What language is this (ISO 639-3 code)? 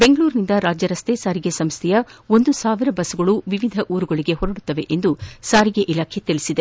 kan